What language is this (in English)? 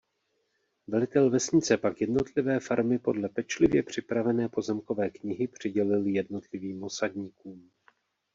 Czech